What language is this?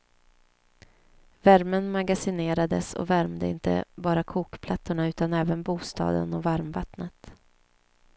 Swedish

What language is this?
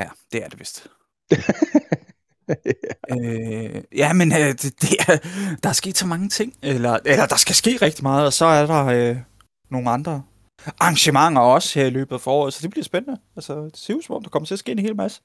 Danish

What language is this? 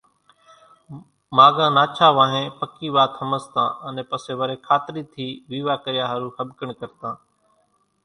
Kachi Koli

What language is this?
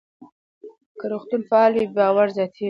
Pashto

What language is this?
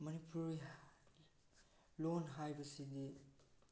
Manipuri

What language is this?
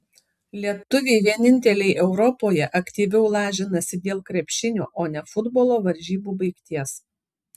Lithuanian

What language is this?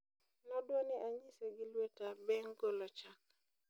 Luo (Kenya and Tanzania)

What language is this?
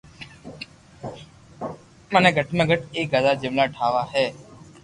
Loarki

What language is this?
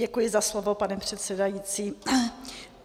Czech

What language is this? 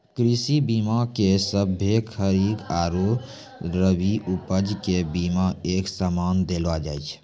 Maithili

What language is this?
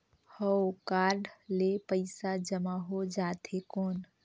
Chhattisgarhi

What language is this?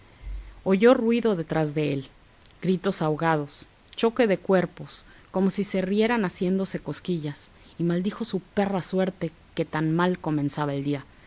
Spanish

